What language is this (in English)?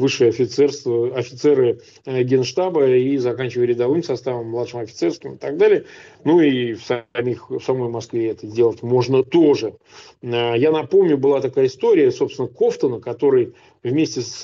Russian